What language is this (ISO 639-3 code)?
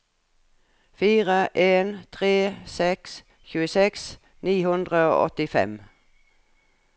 nor